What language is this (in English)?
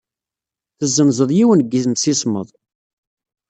Kabyle